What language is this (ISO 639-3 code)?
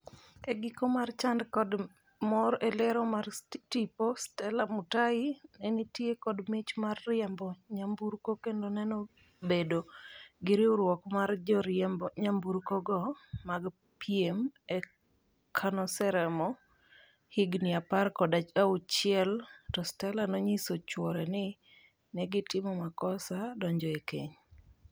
luo